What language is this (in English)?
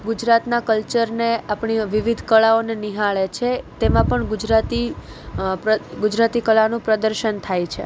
Gujarati